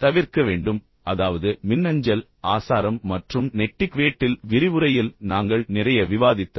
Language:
Tamil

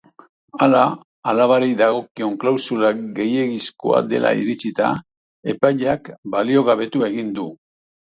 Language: Basque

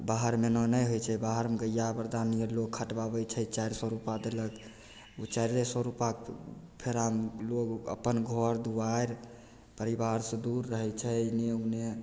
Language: Maithili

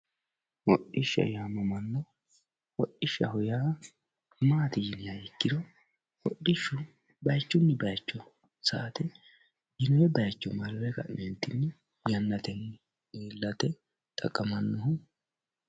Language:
Sidamo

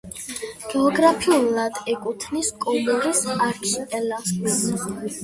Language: Georgian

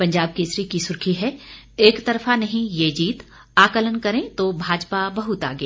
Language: Hindi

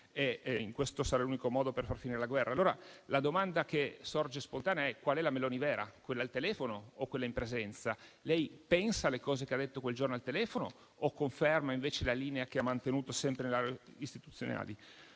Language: Italian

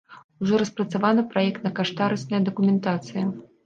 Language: Belarusian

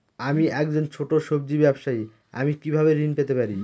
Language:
Bangla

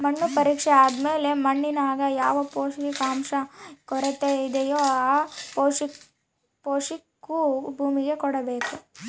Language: Kannada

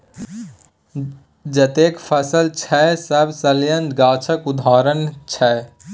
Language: Maithili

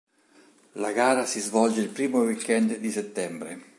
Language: Italian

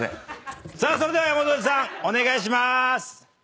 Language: Japanese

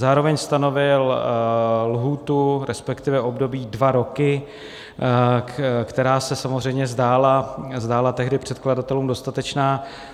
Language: Czech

